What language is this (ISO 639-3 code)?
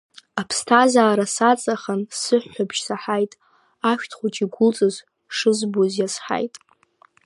abk